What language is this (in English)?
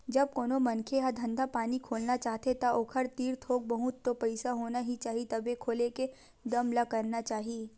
Chhattisgarhi